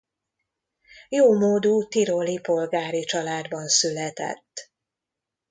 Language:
Hungarian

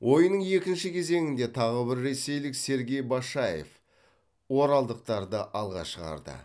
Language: Kazakh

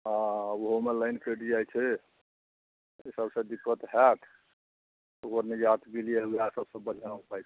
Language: Maithili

